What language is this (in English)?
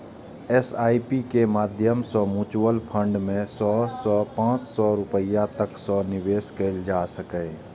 Maithili